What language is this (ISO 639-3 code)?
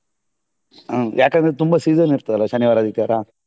kan